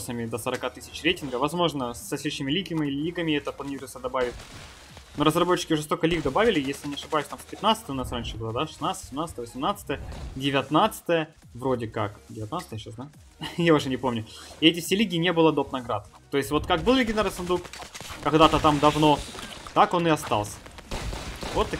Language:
Russian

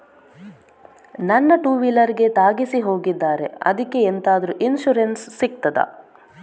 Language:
Kannada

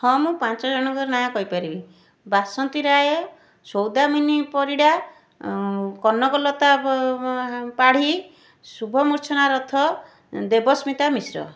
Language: Odia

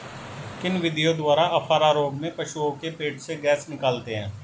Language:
Hindi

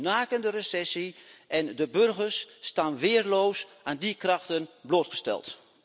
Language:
Dutch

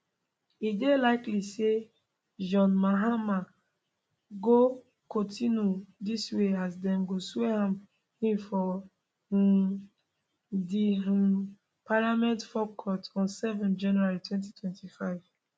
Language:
Nigerian Pidgin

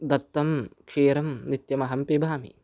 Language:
Sanskrit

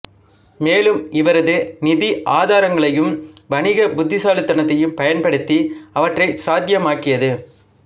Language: Tamil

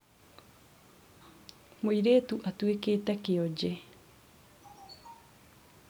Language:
Kikuyu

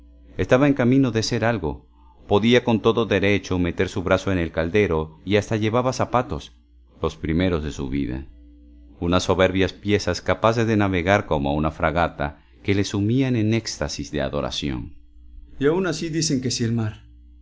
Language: Spanish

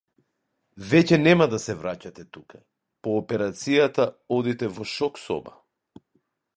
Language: Macedonian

